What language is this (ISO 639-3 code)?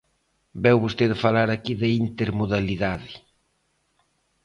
glg